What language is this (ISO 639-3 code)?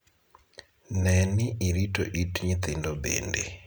luo